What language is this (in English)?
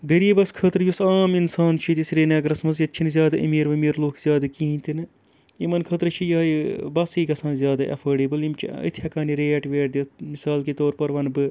Kashmiri